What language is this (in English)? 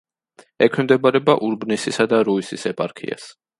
Georgian